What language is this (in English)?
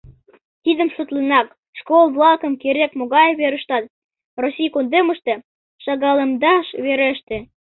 Mari